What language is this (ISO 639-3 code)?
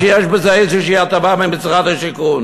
heb